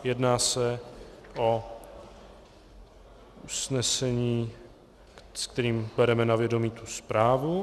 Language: Czech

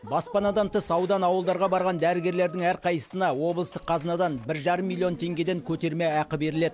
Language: Kazakh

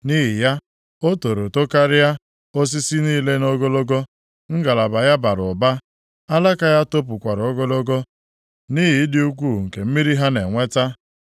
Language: Igbo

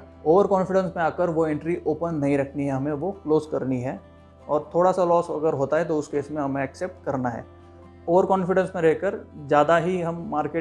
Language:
Hindi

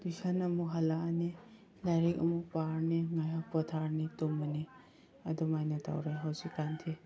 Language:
Manipuri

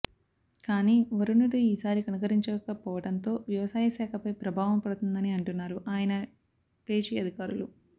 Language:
Telugu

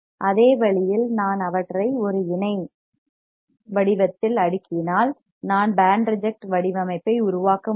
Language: Tamil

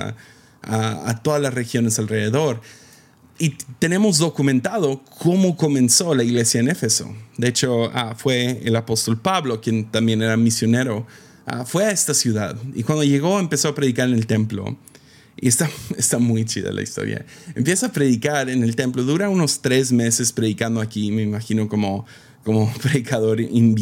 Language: Spanish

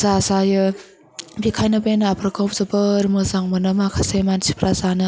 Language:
Bodo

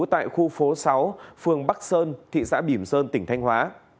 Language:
Vietnamese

